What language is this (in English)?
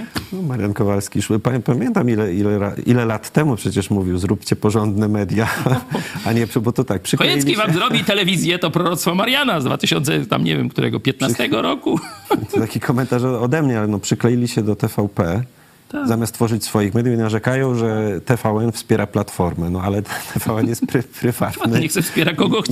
Polish